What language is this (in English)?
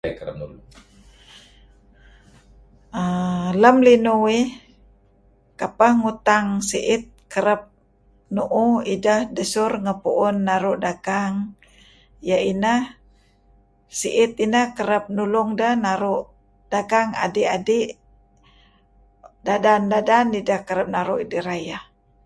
Kelabit